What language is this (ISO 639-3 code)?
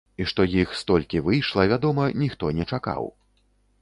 bel